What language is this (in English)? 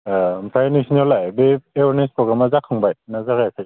Bodo